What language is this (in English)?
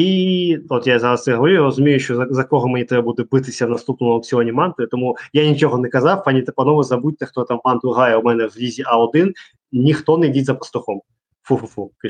Ukrainian